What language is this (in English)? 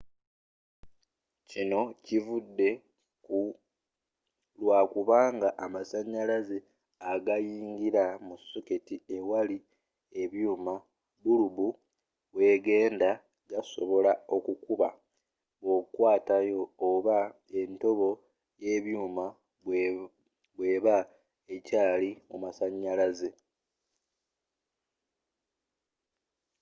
Ganda